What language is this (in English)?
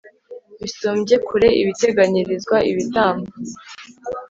Kinyarwanda